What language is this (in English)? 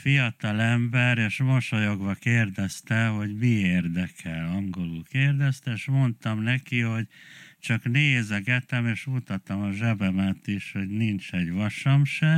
Hungarian